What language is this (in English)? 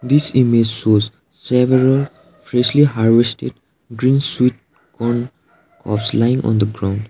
English